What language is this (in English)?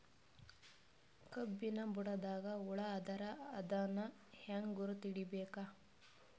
Kannada